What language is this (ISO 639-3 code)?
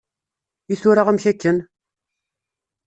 kab